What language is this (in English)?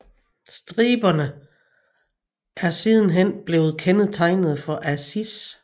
Danish